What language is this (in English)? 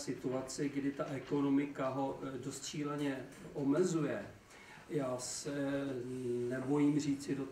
Czech